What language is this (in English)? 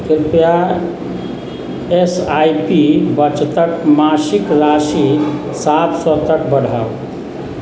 Maithili